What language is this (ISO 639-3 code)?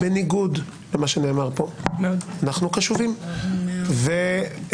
heb